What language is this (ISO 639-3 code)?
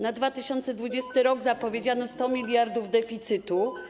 pol